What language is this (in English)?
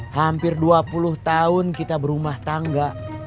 Indonesian